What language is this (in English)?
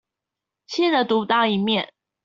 Chinese